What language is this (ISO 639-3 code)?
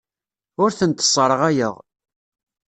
kab